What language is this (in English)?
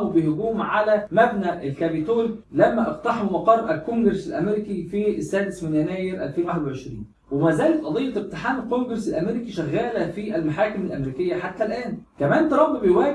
Arabic